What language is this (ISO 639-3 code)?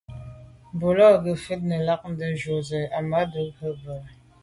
byv